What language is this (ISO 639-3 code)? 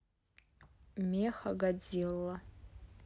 rus